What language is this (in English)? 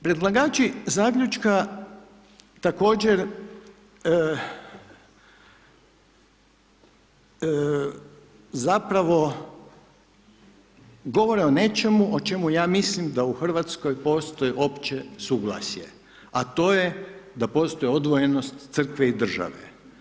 Croatian